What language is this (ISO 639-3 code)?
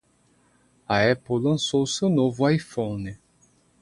por